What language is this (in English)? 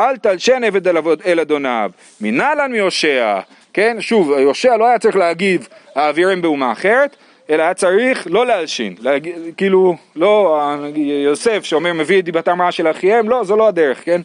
Hebrew